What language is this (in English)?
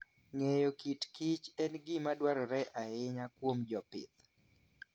Luo (Kenya and Tanzania)